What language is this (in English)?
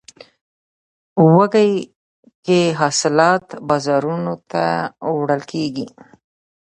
Pashto